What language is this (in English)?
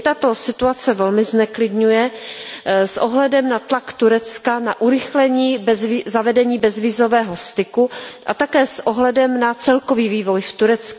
Czech